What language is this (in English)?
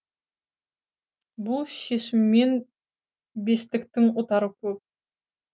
Kazakh